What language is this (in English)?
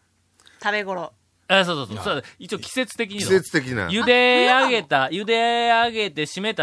Japanese